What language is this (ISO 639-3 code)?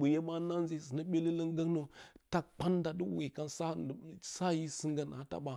bcy